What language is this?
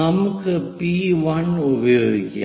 Malayalam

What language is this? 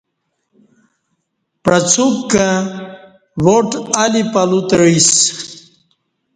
Kati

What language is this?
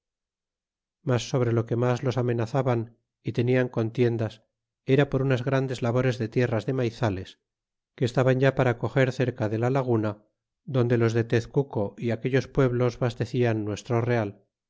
Spanish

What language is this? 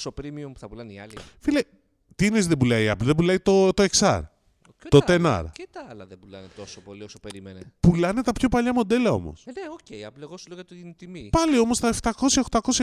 Greek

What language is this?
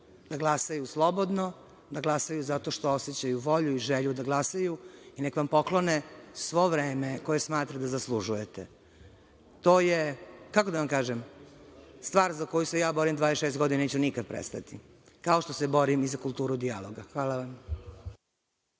Serbian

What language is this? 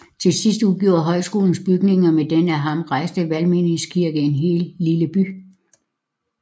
Danish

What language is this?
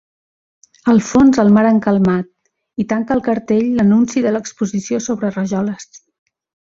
Catalan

